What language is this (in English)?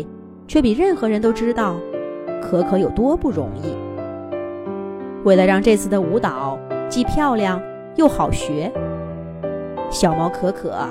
Chinese